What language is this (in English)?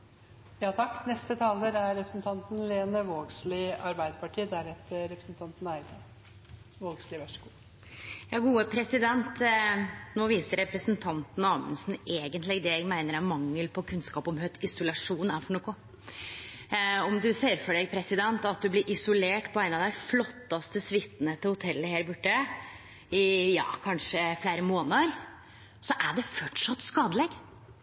Norwegian Nynorsk